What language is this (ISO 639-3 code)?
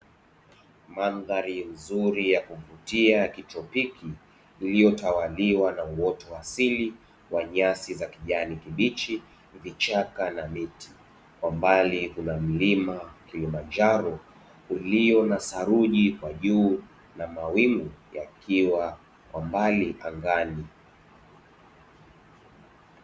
swa